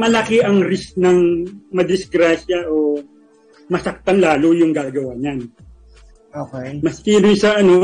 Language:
Filipino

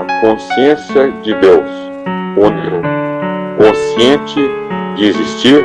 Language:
Portuguese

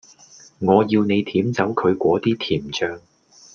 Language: Cantonese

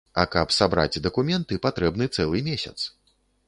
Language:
Belarusian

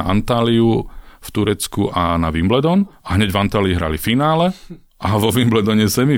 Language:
Slovak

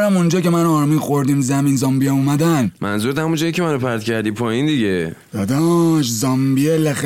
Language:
Persian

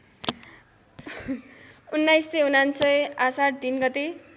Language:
Nepali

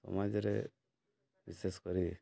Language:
Odia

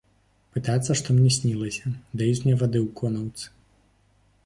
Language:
Belarusian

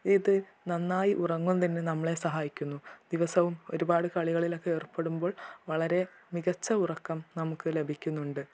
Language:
Malayalam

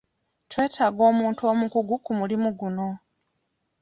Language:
Ganda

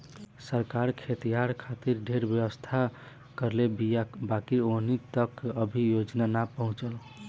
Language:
Bhojpuri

